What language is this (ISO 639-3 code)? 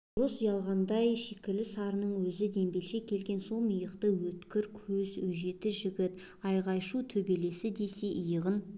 kaz